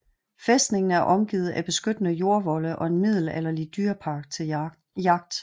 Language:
Danish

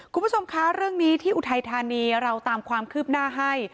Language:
Thai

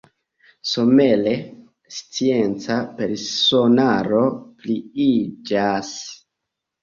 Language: Esperanto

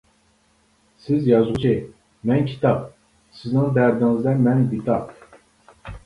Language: Uyghur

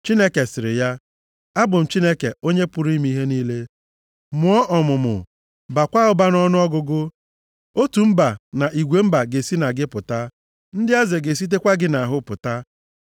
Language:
Igbo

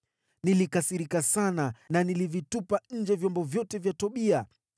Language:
Swahili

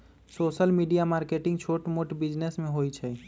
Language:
Magahi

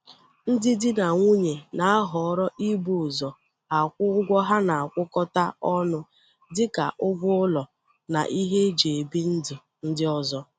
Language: Igbo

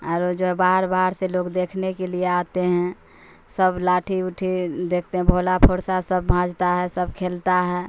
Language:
Urdu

